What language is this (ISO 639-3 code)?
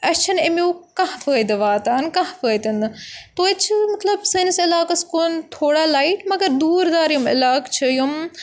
kas